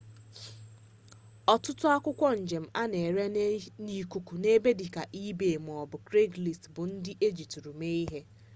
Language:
Igbo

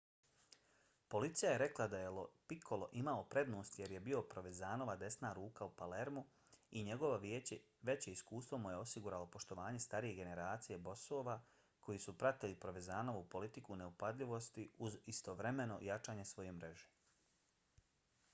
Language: Bosnian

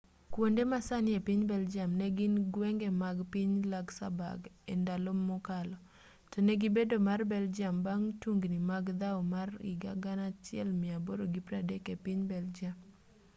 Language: Luo (Kenya and Tanzania)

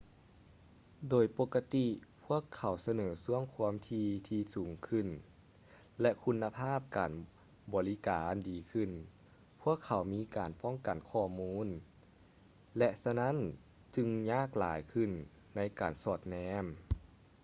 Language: Lao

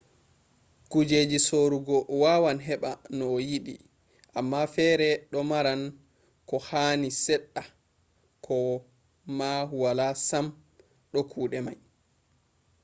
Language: Fula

